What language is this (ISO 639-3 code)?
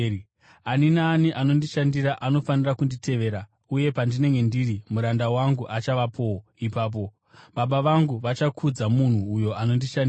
sna